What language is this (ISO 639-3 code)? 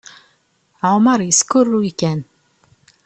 kab